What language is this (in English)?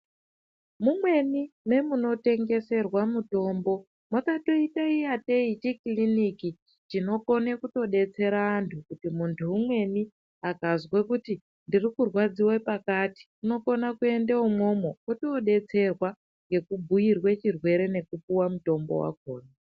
Ndau